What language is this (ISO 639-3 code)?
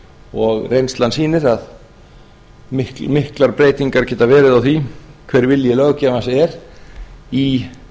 isl